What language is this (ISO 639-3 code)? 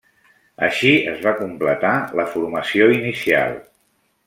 cat